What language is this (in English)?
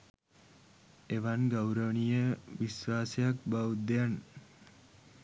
Sinhala